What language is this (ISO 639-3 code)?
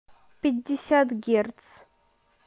rus